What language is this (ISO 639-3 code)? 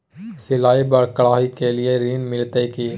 mai